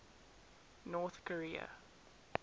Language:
English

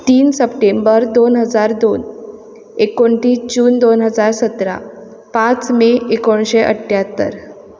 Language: Konkani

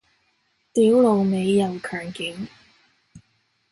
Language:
Cantonese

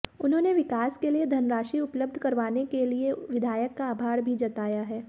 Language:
Hindi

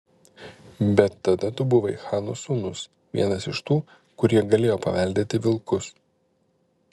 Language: Lithuanian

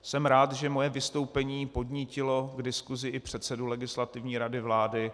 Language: Czech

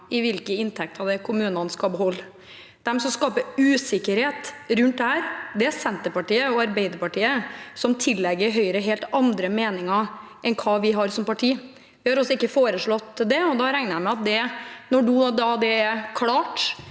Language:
Norwegian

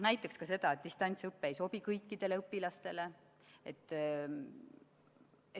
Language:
Estonian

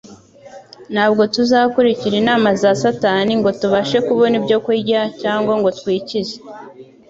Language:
Kinyarwanda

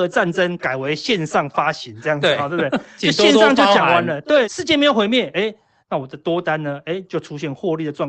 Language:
Chinese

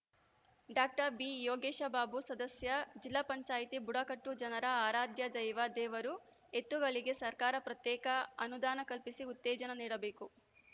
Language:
Kannada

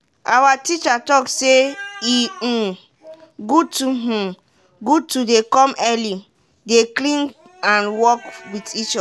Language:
Nigerian Pidgin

